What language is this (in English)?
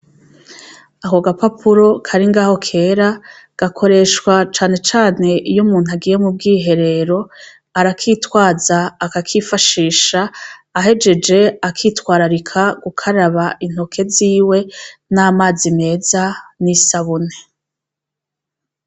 Rundi